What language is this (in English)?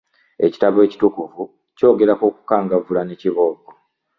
Ganda